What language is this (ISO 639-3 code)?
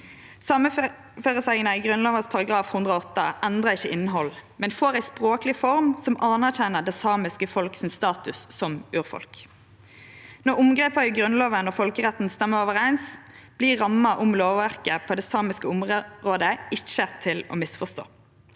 nor